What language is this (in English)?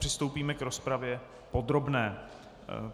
Czech